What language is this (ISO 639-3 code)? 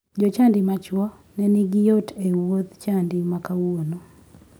luo